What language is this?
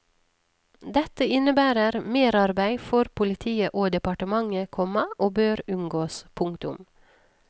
Norwegian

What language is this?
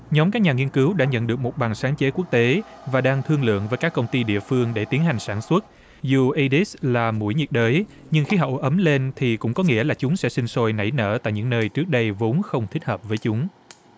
Vietnamese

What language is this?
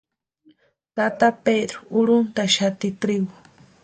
Western Highland Purepecha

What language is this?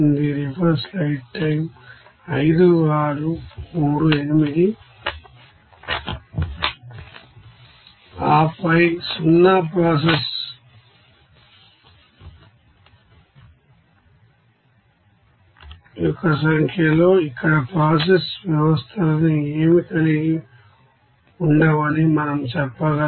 Telugu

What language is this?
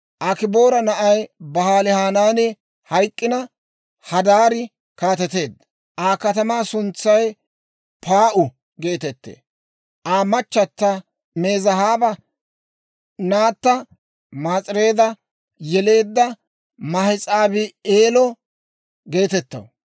Dawro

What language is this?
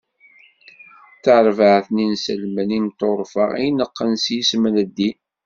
Kabyle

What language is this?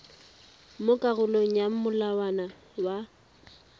Tswana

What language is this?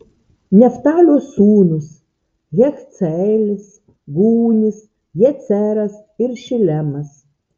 Lithuanian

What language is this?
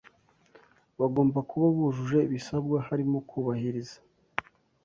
Kinyarwanda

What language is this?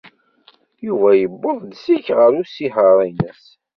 Kabyle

